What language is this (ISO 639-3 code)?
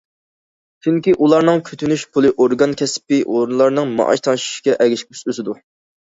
uig